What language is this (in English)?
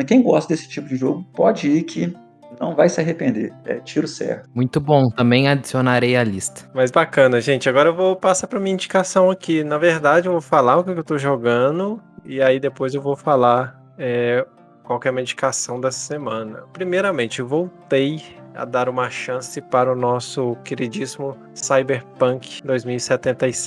Portuguese